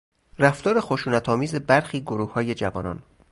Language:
Persian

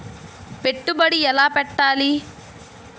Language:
Telugu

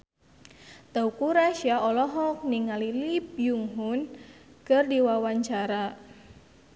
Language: Sundanese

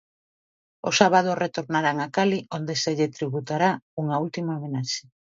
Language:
Galician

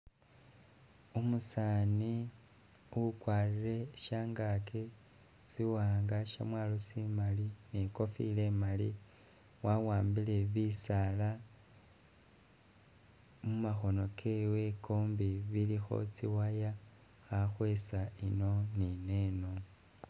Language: Masaaba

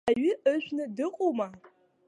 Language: Abkhazian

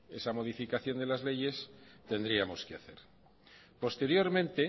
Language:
Spanish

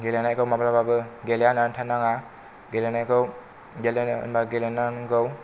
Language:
Bodo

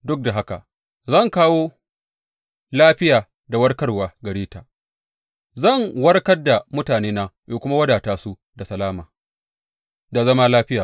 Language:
Hausa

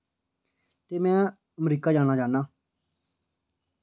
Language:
Dogri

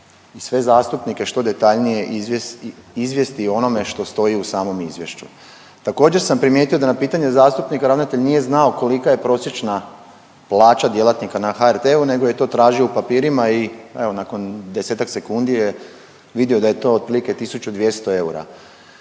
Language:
Croatian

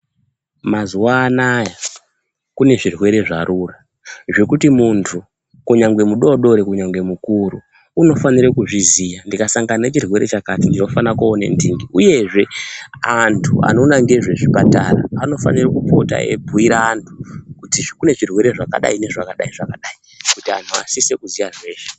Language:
Ndau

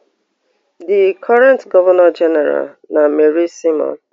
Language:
Nigerian Pidgin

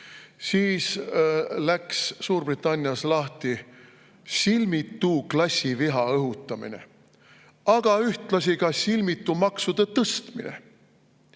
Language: Estonian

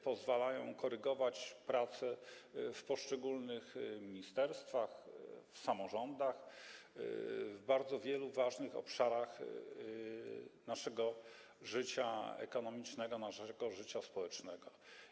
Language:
Polish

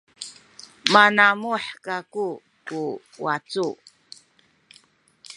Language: Sakizaya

